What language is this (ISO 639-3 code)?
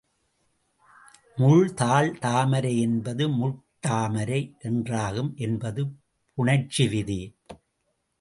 tam